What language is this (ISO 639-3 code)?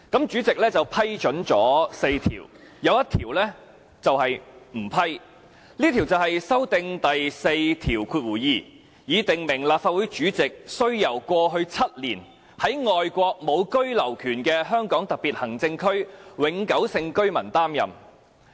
yue